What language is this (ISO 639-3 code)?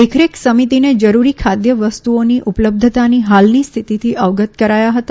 guj